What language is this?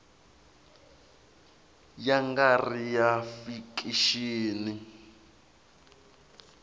Tsonga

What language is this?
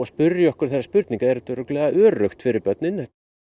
Icelandic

